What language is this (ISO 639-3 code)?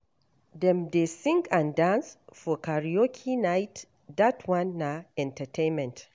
pcm